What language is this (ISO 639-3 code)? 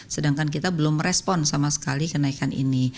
ind